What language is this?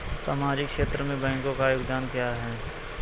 Hindi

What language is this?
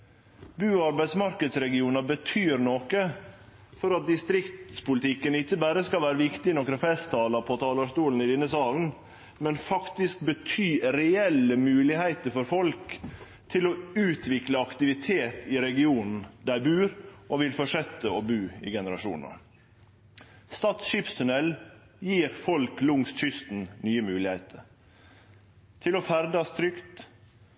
Norwegian Nynorsk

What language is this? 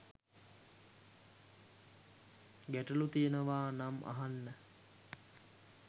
Sinhala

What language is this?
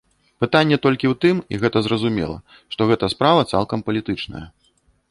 Belarusian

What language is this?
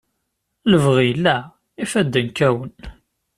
Kabyle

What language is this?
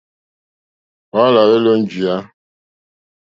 Mokpwe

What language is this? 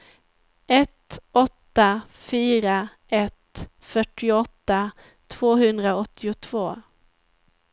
Swedish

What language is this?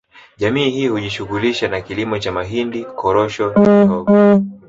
Swahili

